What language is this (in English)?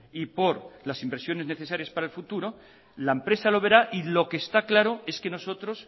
Spanish